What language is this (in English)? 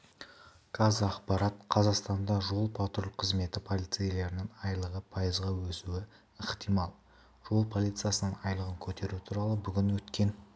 Kazakh